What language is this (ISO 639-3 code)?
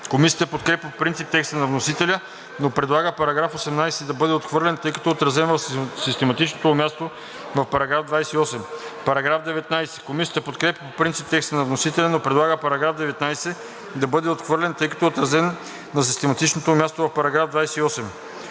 bul